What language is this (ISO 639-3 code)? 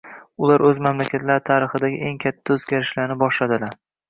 uzb